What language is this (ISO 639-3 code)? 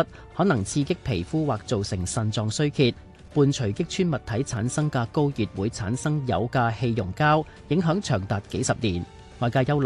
zho